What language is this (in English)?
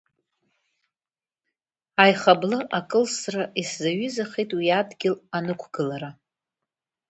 Abkhazian